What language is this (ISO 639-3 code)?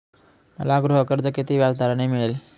mar